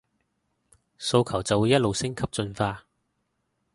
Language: Cantonese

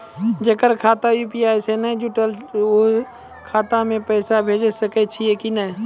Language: Maithili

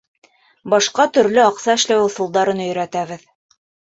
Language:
Bashkir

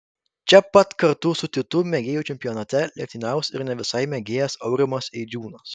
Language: Lithuanian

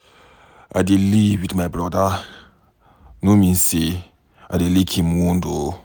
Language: Nigerian Pidgin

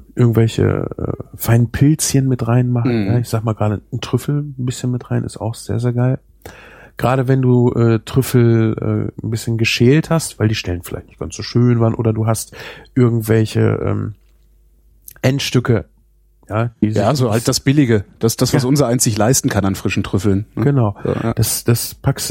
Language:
German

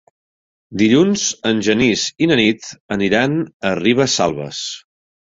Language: Catalan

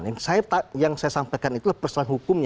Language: Indonesian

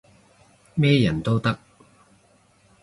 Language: Cantonese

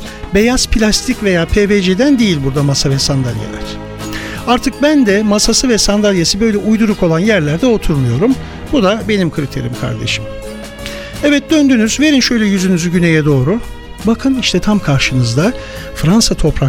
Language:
Turkish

